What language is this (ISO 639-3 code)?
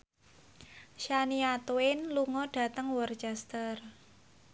jav